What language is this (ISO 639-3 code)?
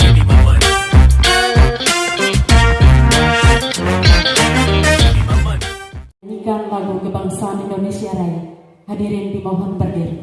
ind